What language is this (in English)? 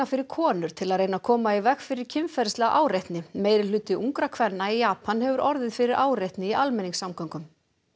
Icelandic